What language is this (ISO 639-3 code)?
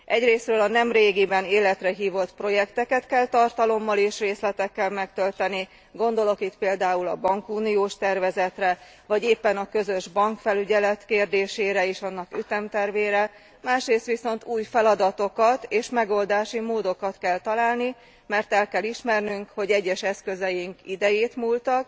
hun